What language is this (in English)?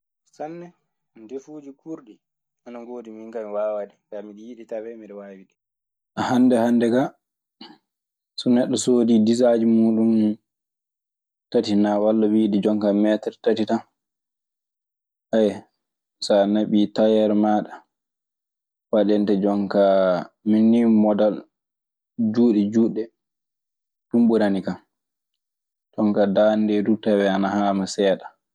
Maasina Fulfulde